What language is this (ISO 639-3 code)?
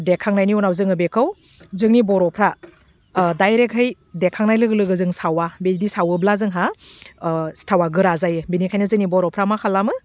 brx